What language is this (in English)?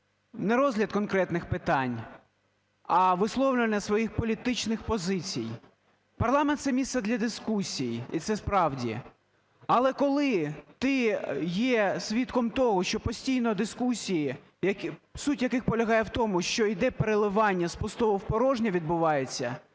Ukrainian